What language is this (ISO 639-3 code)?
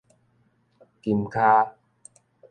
nan